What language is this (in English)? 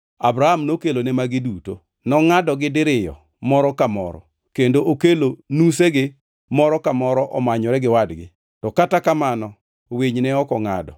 Luo (Kenya and Tanzania)